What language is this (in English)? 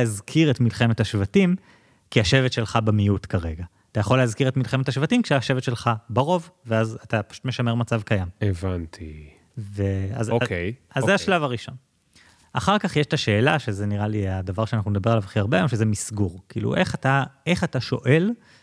Hebrew